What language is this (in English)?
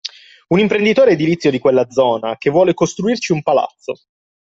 Italian